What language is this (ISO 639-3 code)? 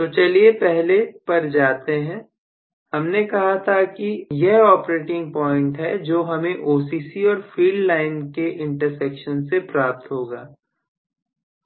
hin